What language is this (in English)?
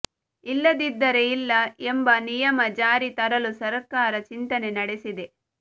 Kannada